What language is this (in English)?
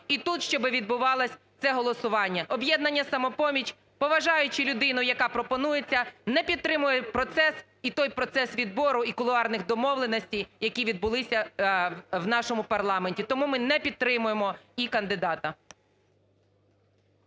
Ukrainian